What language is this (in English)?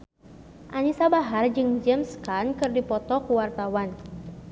Sundanese